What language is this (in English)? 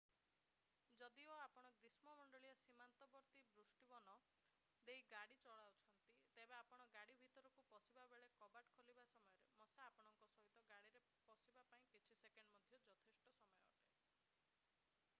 Odia